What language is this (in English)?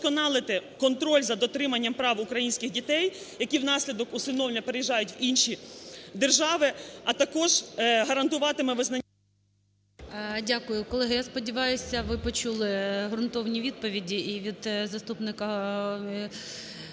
Ukrainian